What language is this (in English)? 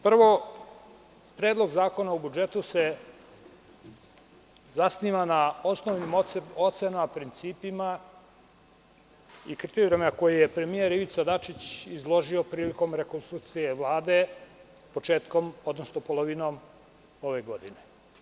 Serbian